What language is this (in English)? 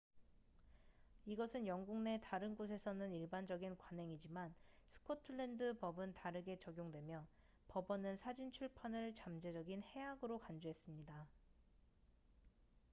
Korean